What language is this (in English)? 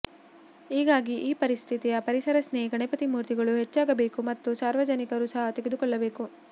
Kannada